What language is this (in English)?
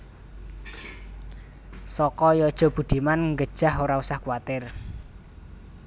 Javanese